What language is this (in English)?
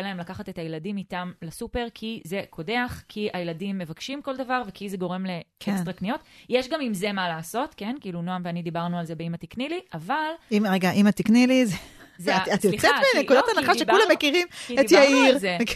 Hebrew